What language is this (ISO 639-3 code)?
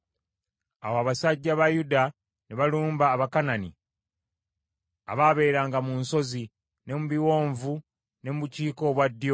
lug